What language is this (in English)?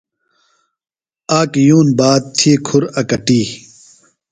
Phalura